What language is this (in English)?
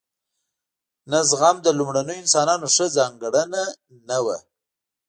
Pashto